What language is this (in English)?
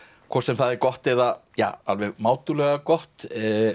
Icelandic